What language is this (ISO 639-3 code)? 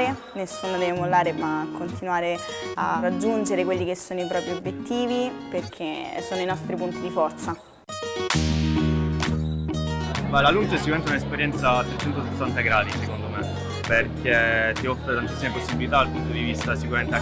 ita